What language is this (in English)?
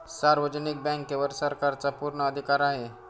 Marathi